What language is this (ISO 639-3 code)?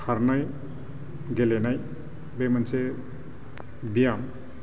brx